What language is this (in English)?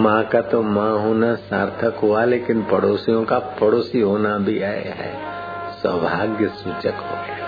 Hindi